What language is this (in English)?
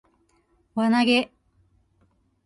Japanese